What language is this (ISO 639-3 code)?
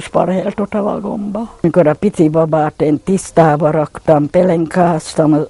hun